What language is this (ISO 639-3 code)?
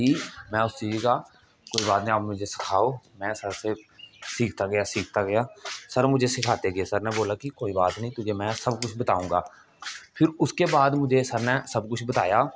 doi